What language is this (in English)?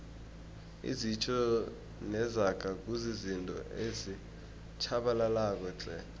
South Ndebele